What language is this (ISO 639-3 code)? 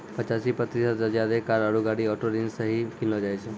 mai